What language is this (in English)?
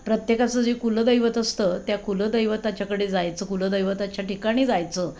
Marathi